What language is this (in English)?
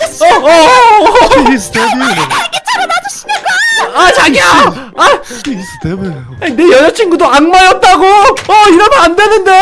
Korean